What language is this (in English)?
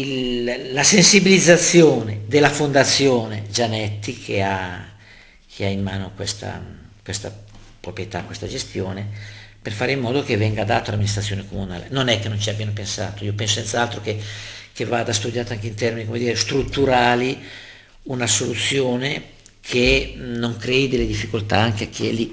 Italian